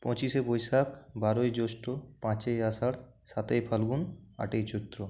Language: Bangla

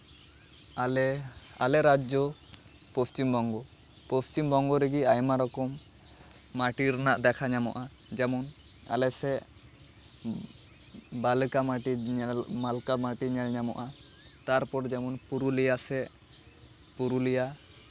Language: Santali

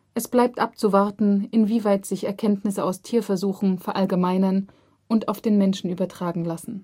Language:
German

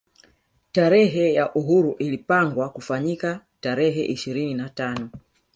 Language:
Swahili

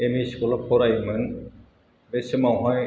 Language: Bodo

